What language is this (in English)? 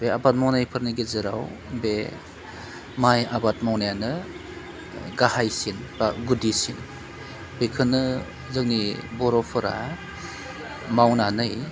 Bodo